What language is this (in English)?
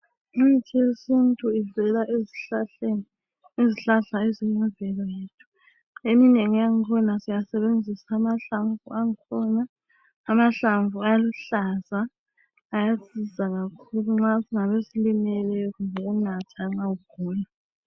North Ndebele